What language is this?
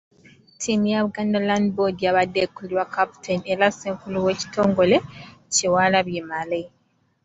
Ganda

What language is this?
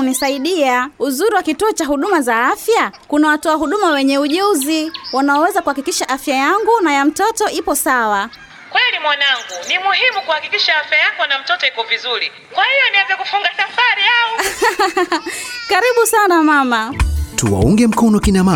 Swahili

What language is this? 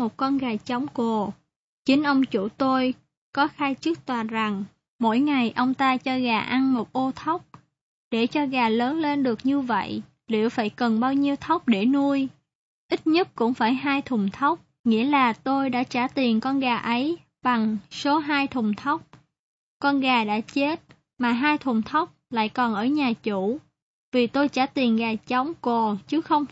Vietnamese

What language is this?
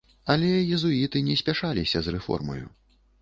Belarusian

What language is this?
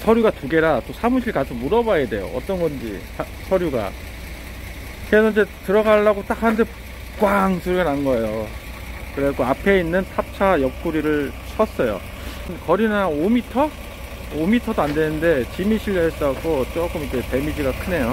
Korean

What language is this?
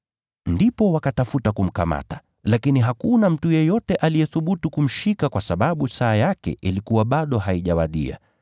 Swahili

